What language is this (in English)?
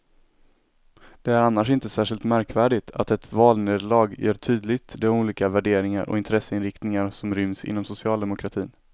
Swedish